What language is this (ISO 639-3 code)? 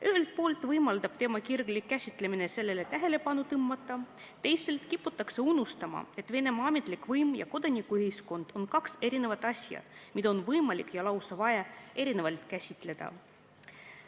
est